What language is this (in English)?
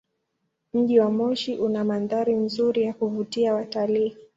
Swahili